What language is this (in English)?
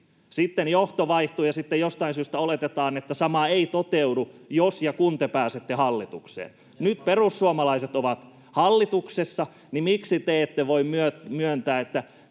Finnish